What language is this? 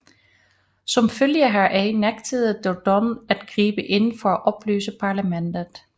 Danish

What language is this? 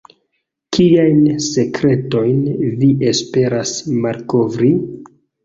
Esperanto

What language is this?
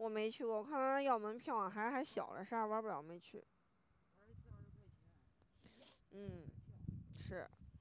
Chinese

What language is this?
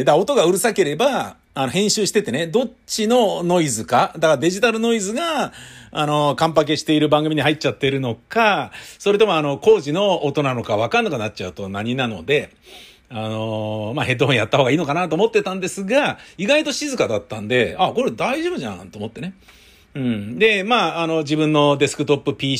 Japanese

